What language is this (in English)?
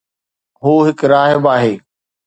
Sindhi